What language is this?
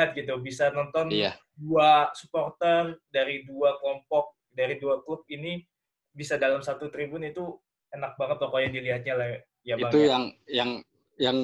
Indonesian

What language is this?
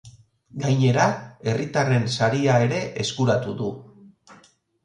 Basque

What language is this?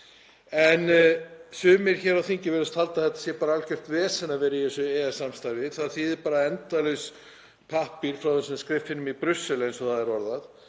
Icelandic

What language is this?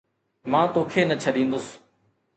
Sindhi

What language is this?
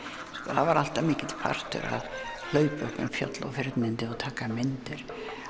Icelandic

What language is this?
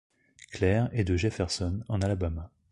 French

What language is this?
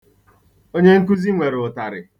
Igbo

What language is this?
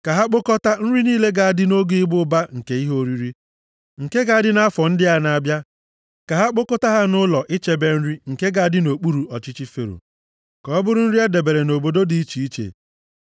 Igbo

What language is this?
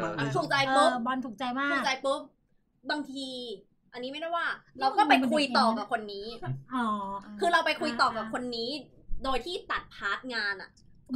Thai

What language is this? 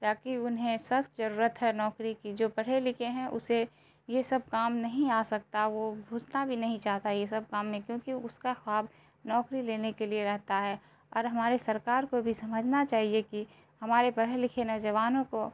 Urdu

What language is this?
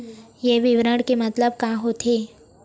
Chhattisgarhi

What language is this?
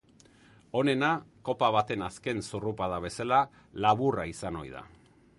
Basque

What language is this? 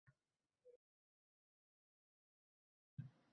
Uzbek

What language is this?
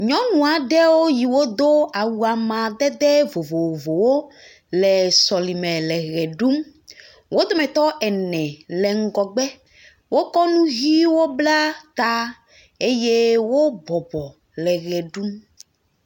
Ewe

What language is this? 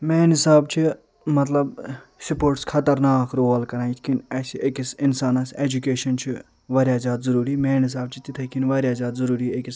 Kashmiri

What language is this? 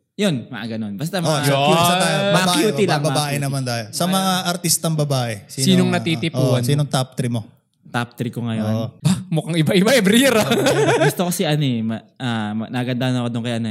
Filipino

